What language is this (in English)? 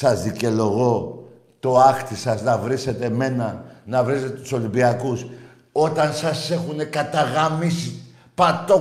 Greek